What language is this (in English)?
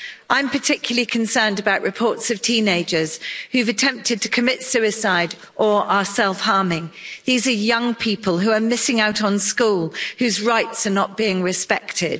English